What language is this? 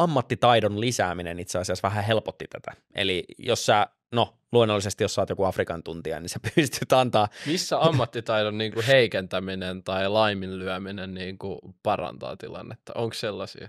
Finnish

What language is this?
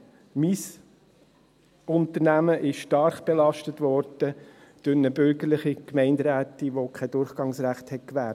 Swiss German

